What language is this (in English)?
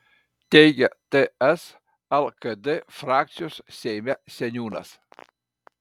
Lithuanian